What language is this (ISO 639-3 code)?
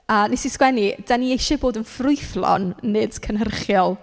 cym